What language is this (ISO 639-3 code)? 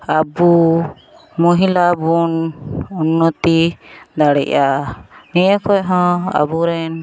sat